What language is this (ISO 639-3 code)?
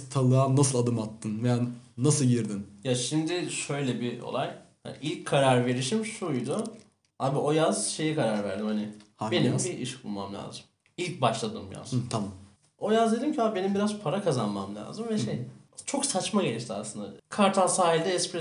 tur